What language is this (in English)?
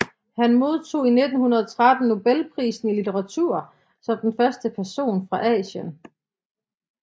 Danish